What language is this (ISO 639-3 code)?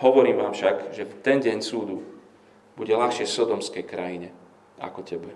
slk